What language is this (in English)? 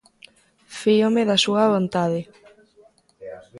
Galician